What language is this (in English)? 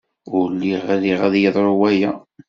Kabyle